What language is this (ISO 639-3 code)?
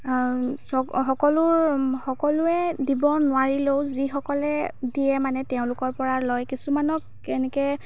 asm